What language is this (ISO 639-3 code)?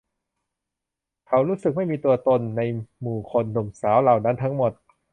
tha